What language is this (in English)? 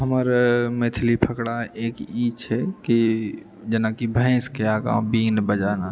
Maithili